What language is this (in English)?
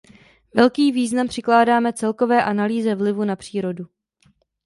Czech